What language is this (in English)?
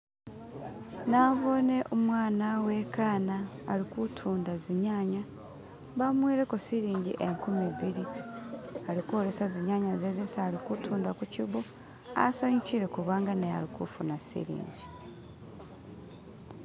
Masaaba